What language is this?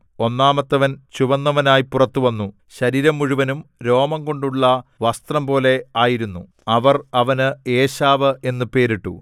Malayalam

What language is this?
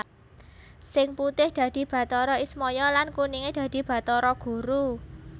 Javanese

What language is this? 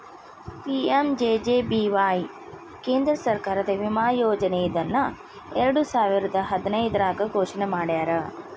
Kannada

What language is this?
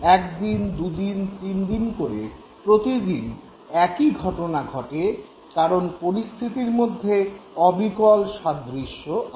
Bangla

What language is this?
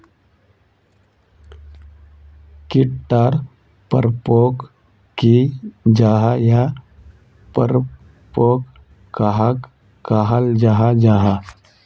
Magahi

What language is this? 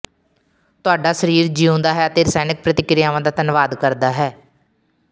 Punjabi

